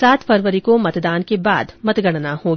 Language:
Hindi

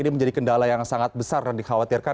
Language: Indonesian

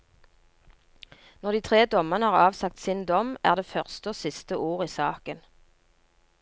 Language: Norwegian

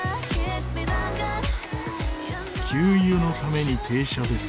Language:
Japanese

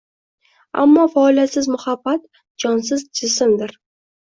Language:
Uzbek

